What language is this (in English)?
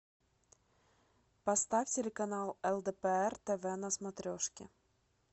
Russian